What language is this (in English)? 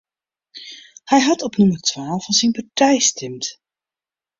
Western Frisian